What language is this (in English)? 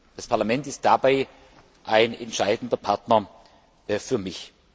German